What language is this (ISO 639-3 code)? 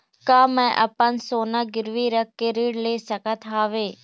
hne